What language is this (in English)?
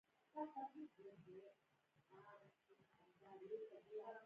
Pashto